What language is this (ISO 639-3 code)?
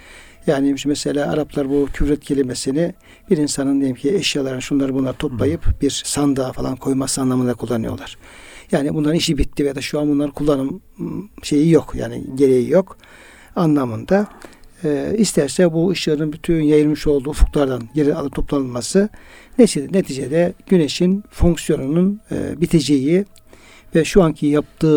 tur